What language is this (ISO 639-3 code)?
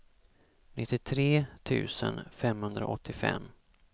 swe